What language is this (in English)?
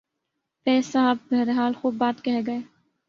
Urdu